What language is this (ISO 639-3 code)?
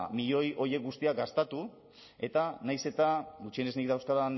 eus